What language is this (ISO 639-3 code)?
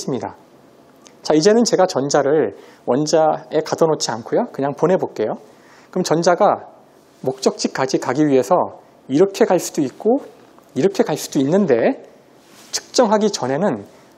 kor